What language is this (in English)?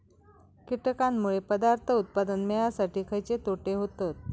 Marathi